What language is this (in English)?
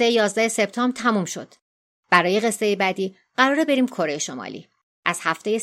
Persian